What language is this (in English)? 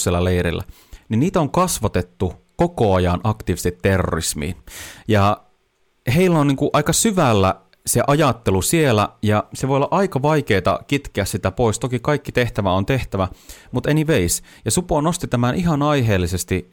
Finnish